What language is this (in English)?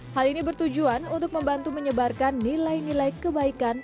Indonesian